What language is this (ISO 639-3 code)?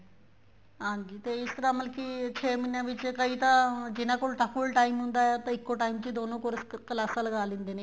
pan